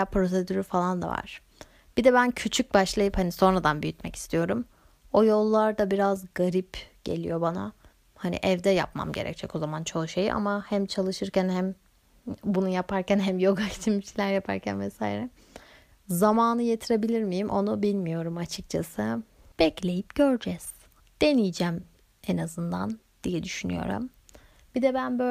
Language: Turkish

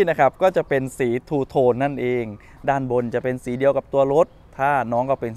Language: Thai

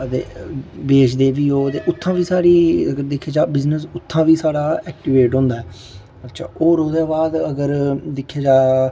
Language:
Dogri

